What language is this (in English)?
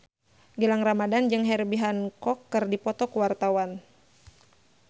Sundanese